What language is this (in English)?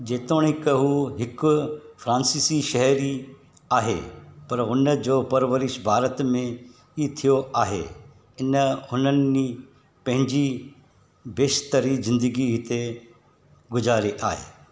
Sindhi